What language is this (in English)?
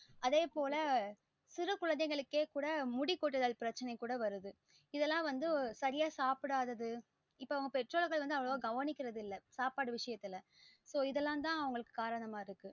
Tamil